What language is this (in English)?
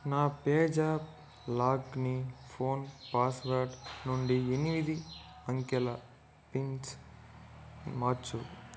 Telugu